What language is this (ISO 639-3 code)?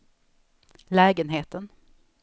swe